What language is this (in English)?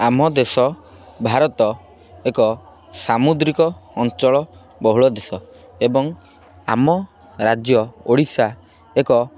Odia